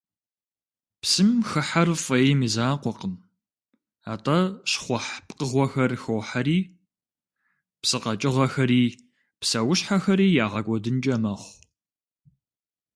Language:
Kabardian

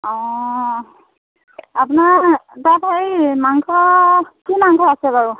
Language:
Assamese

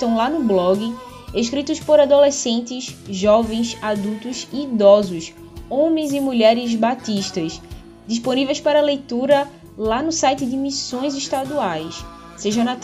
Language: Portuguese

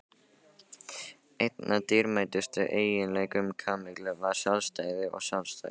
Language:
Icelandic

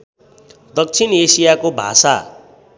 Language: Nepali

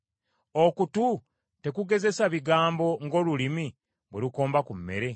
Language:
Ganda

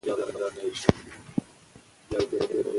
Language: Pashto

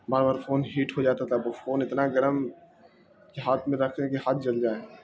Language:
Urdu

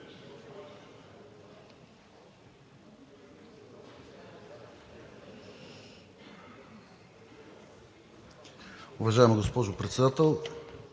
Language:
Bulgarian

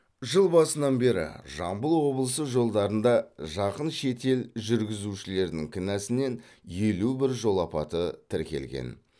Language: Kazakh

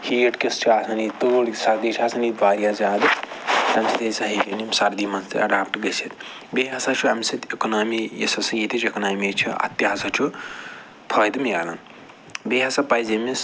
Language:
Kashmiri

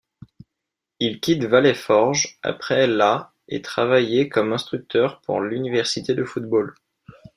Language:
French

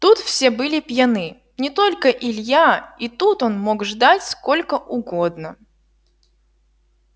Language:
Russian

